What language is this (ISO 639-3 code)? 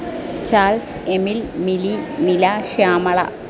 mal